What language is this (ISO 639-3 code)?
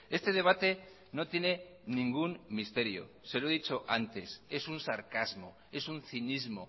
spa